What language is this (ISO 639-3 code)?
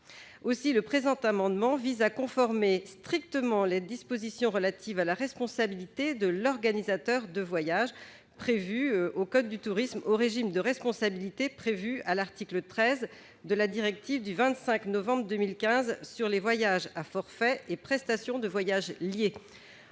fra